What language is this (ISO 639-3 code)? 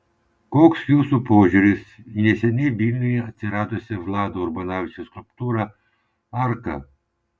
lit